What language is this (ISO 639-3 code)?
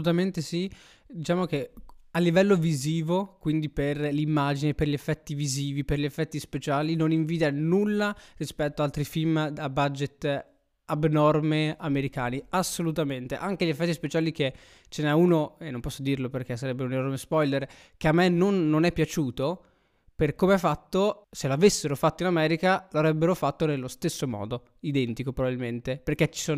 ita